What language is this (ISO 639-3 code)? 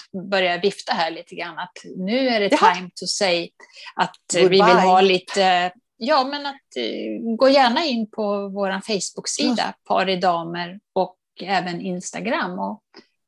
swe